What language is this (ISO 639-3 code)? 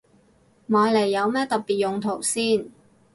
yue